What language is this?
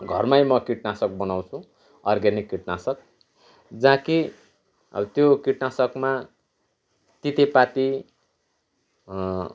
Nepali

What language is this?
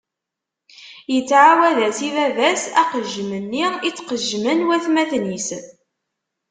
Kabyle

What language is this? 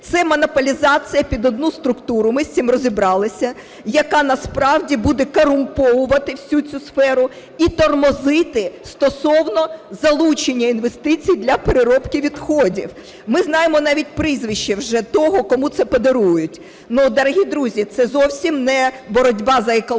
Ukrainian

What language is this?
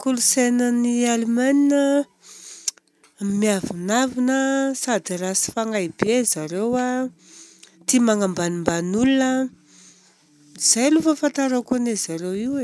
Southern Betsimisaraka Malagasy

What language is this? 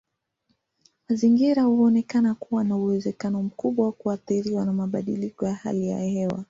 Swahili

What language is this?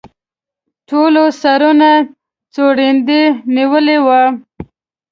Pashto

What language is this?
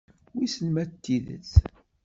Kabyle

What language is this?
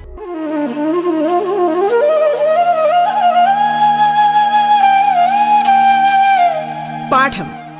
Malayalam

